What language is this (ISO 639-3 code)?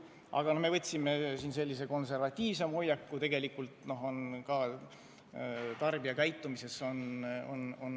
est